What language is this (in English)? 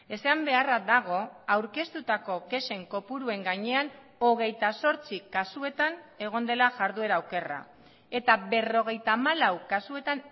Basque